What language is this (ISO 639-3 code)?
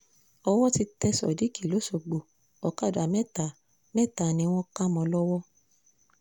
yor